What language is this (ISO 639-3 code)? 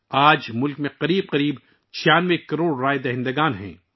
urd